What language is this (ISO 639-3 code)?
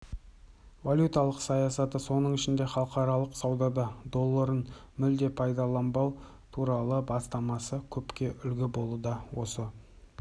kaz